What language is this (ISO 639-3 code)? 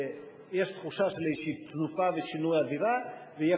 heb